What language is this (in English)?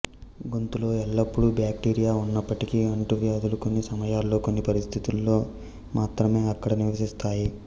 Telugu